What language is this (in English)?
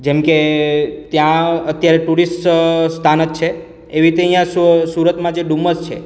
Gujarati